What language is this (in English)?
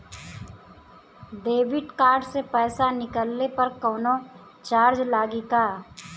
Bhojpuri